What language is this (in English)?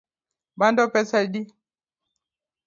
Luo (Kenya and Tanzania)